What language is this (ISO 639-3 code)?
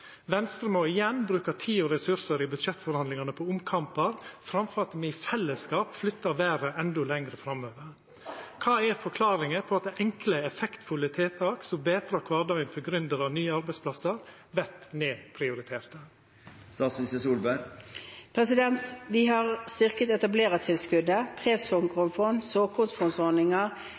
nor